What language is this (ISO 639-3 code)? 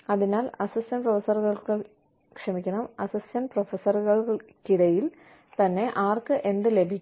mal